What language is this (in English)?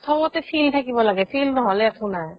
Assamese